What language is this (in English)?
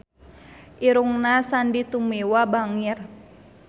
Sundanese